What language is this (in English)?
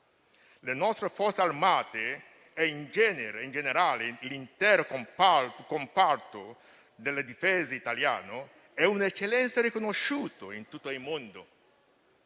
Italian